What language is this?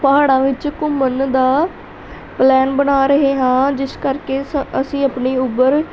Punjabi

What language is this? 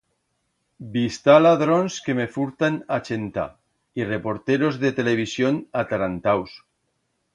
Aragonese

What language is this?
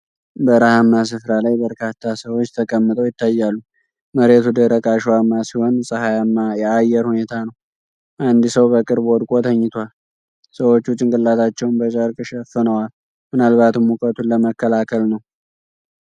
Amharic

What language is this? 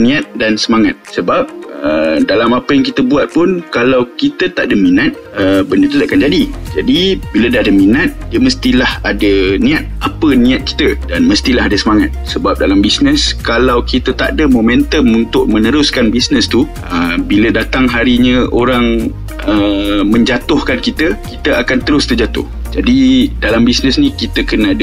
Malay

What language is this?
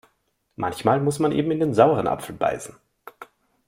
German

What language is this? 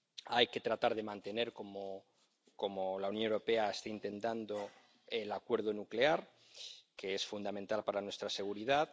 Spanish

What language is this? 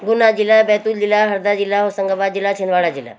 Hindi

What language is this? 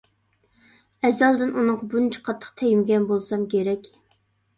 Uyghur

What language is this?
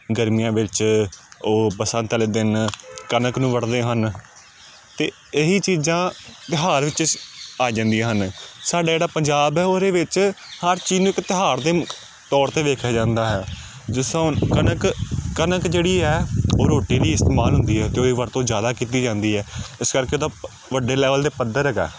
Punjabi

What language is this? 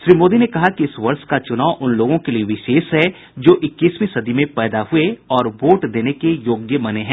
Hindi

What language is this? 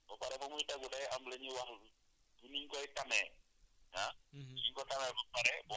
Wolof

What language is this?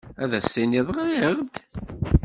Kabyle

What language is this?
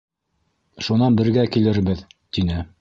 Bashkir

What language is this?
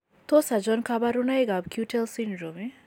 Kalenjin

